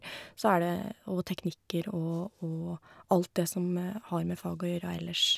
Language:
Norwegian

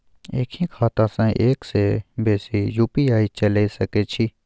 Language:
Maithili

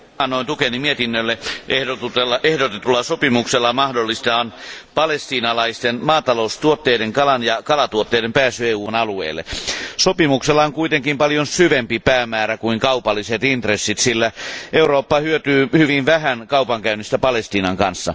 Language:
Finnish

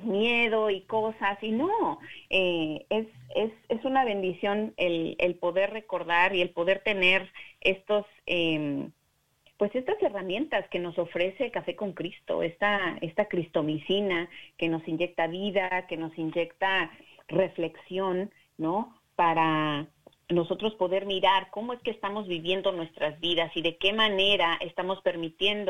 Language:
Spanish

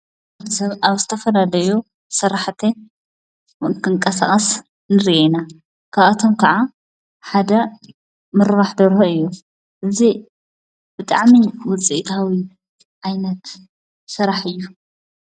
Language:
Tigrinya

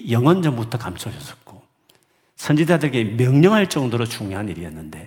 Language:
Korean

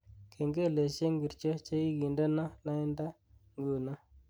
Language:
Kalenjin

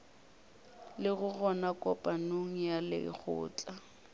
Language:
Northern Sotho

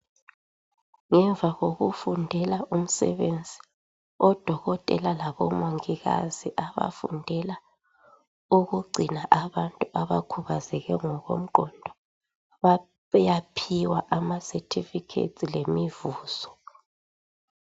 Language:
North Ndebele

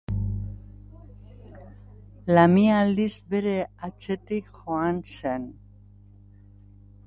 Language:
Basque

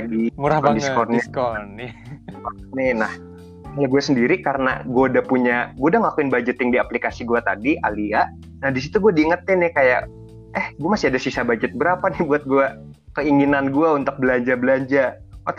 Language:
Indonesian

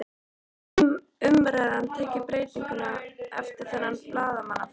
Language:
Icelandic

